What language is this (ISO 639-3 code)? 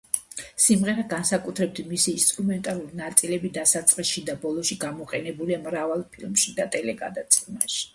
kat